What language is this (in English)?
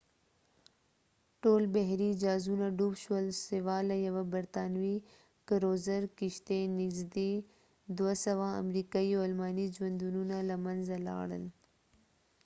Pashto